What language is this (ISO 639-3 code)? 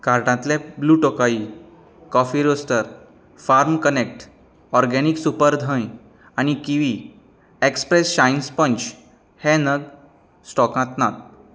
kok